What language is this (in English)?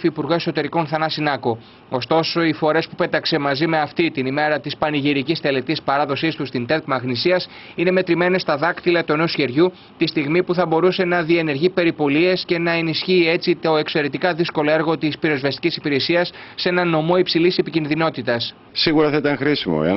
Greek